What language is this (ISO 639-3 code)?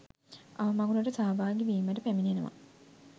sin